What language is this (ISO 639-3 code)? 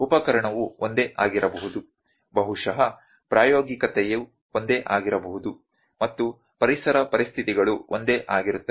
kan